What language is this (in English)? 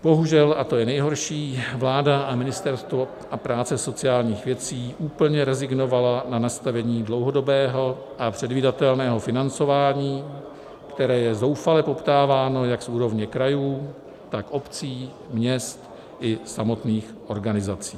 Czech